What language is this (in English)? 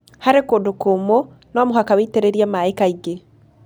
Kikuyu